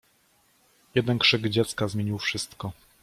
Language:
Polish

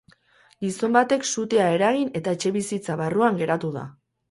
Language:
Basque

